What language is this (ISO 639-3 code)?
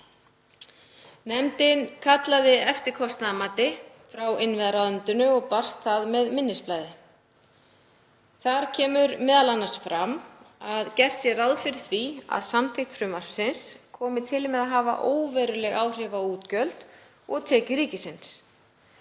isl